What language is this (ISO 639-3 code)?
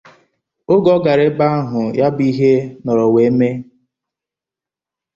ibo